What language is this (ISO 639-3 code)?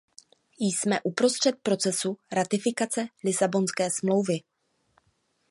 ces